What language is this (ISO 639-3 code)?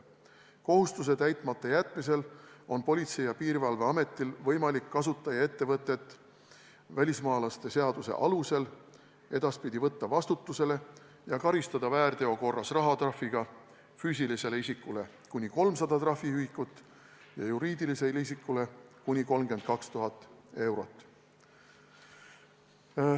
est